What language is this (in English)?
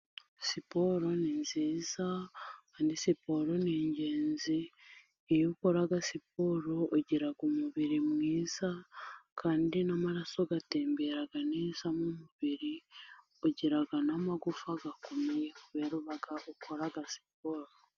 Kinyarwanda